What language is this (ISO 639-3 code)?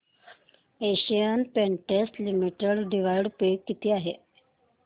mar